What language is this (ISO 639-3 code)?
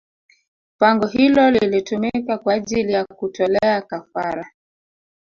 swa